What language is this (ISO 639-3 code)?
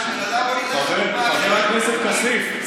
heb